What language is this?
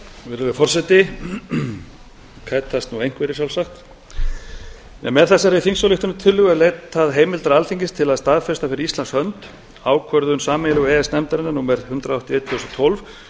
Icelandic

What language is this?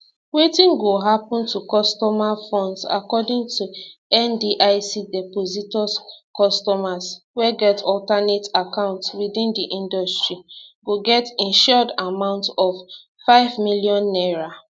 Nigerian Pidgin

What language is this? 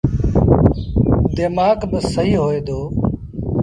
Sindhi Bhil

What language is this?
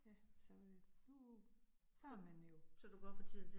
Danish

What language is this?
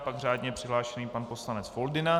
Czech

